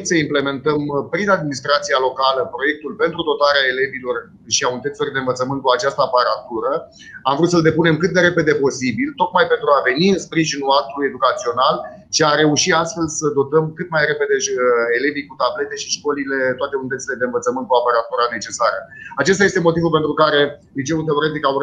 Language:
Romanian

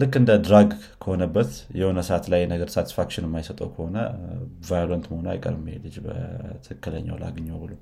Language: Amharic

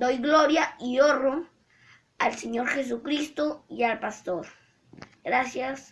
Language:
Spanish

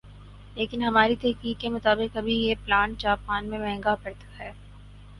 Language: Urdu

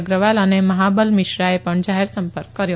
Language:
Gujarati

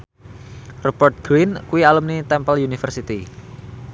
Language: Javanese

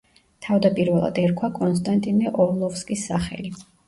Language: Georgian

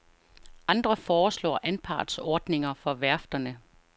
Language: Danish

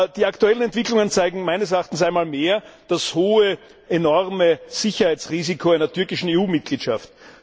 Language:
German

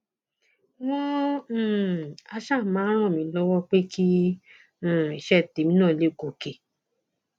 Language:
Yoruba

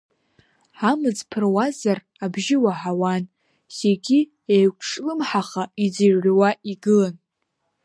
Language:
Abkhazian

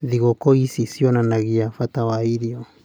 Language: Kikuyu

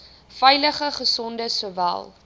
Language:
Afrikaans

